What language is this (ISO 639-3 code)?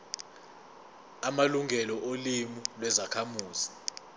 zul